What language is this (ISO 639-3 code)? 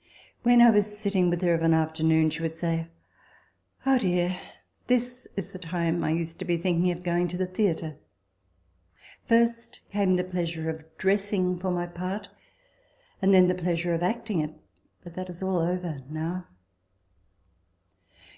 eng